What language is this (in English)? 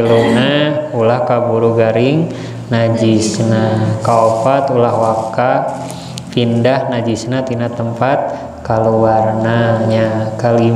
Indonesian